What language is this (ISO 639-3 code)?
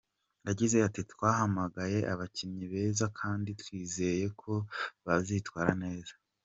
kin